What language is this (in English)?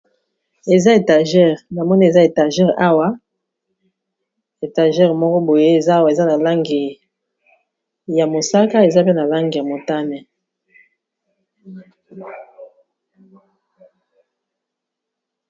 Lingala